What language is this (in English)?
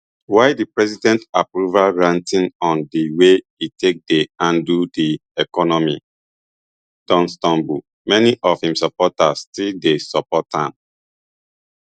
Nigerian Pidgin